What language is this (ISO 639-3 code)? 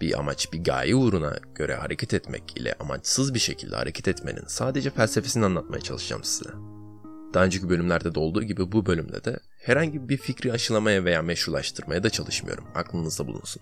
tur